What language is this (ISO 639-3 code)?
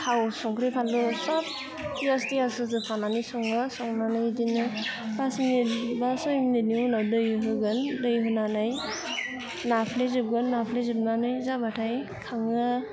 brx